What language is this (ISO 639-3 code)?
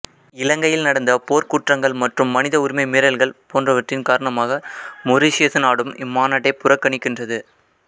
tam